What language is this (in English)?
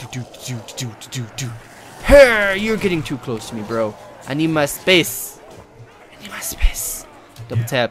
English